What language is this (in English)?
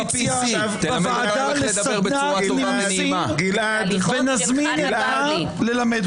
Hebrew